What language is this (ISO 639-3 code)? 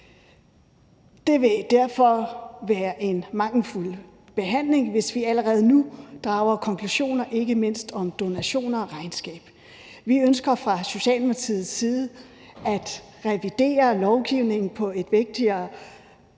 dan